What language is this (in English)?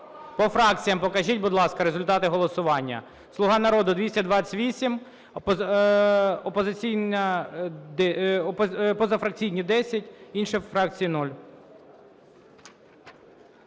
Ukrainian